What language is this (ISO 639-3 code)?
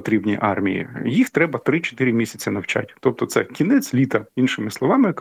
ukr